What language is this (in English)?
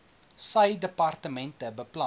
Afrikaans